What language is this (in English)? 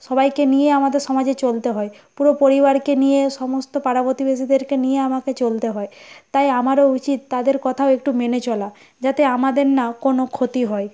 Bangla